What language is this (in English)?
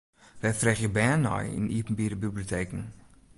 Western Frisian